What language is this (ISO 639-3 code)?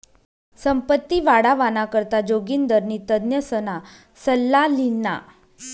mar